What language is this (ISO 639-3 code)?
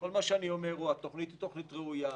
heb